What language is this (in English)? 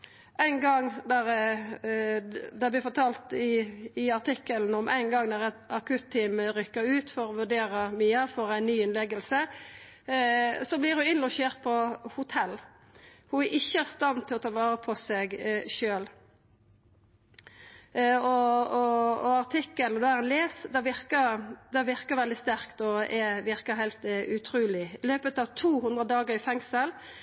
Norwegian Nynorsk